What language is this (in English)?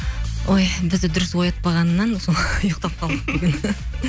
Kazakh